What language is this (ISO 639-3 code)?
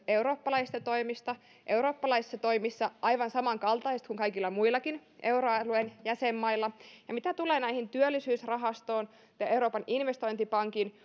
fin